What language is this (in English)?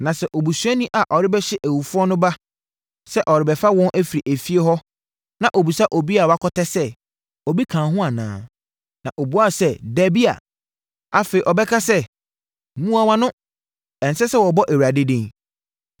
Akan